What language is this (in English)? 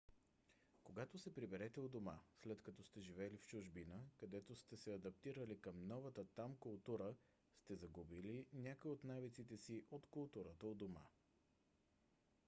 Bulgarian